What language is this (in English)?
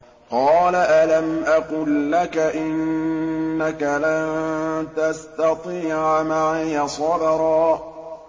Arabic